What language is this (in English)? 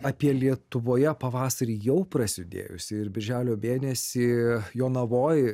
Lithuanian